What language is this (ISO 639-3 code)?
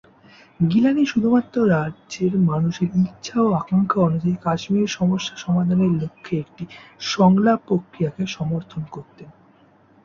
ben